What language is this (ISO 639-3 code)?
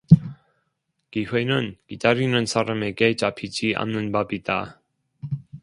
kor